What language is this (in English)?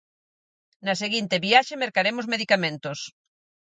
Galician